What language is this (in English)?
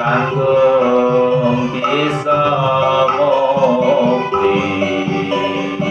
Spanish